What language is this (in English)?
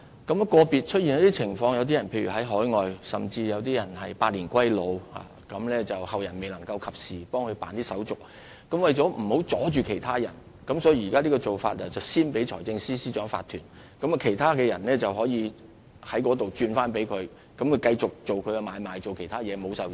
Cantonese